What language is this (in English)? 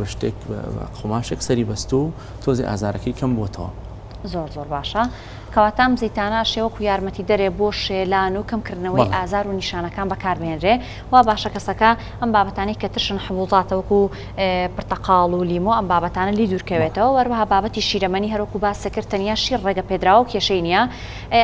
Arabic